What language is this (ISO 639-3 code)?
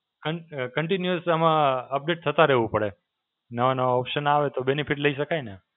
guj